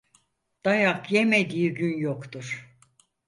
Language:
Turkish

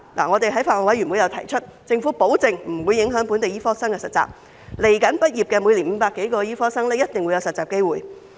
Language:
Cantonese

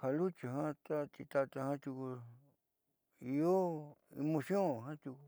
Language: Southeastern Nochixtlán Mixtec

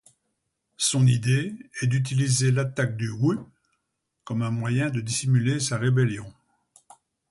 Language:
French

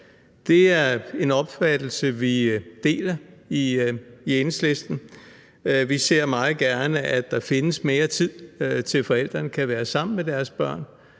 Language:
Danish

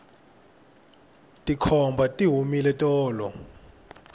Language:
Tsonga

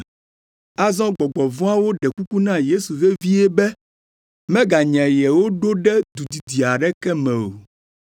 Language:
Ewe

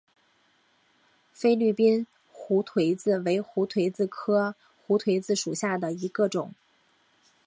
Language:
Chinese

